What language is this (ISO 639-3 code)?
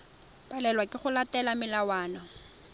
tsn